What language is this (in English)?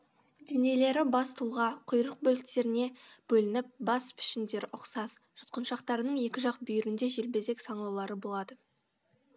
Kazakh